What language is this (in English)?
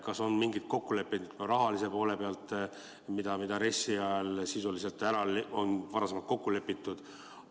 Estonian